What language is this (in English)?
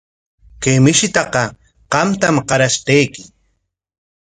Corongo Ancash Quechua